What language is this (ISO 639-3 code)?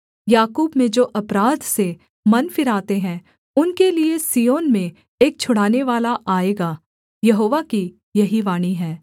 hin